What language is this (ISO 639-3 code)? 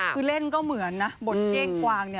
tha